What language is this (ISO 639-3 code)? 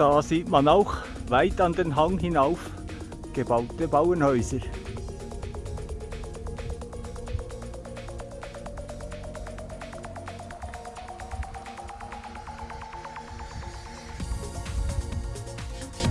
deu